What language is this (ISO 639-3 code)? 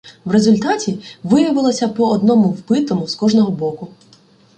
ukr